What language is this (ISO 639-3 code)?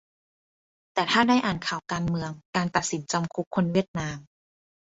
tha